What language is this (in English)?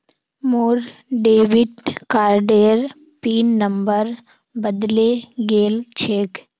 Magahi